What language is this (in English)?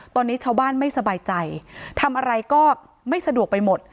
Thai